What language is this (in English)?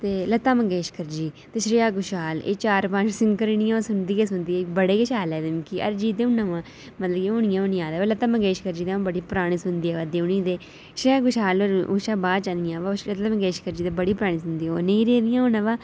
Dogri